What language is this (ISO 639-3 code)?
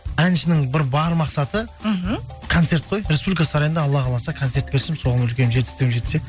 kaz